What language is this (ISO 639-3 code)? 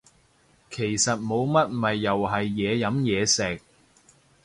yue